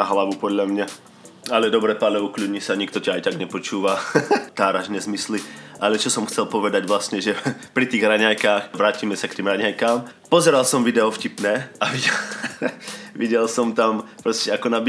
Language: Slovak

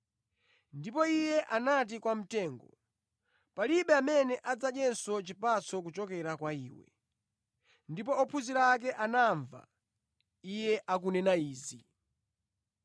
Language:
Nyanja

